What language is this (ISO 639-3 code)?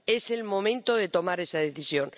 spa